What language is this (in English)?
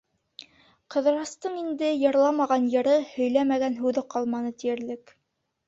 Bashkir